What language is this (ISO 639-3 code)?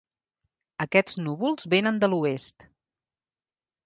cat